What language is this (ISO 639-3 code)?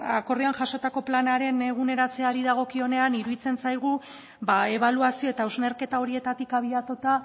eus